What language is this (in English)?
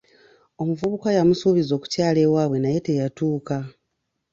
Ganda